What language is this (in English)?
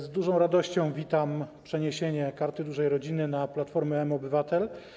Polish